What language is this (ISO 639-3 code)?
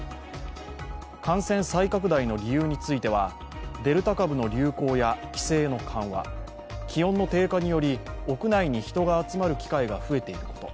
jpn